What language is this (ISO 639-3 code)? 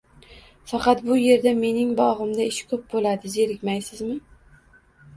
uzb